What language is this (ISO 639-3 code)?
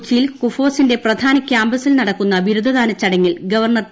mal